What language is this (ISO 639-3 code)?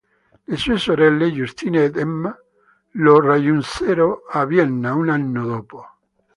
ita